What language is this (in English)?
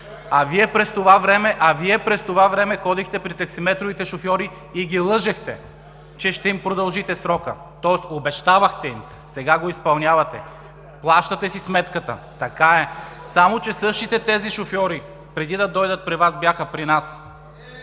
Bulgarian